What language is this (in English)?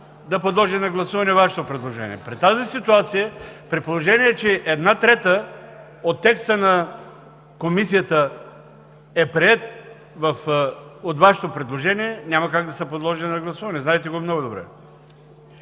Bulgarian